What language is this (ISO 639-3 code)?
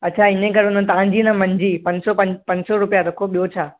snd